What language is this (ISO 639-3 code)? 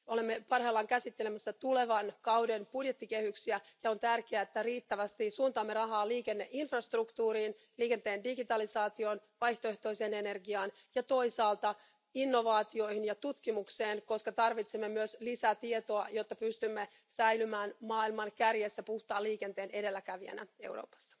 fin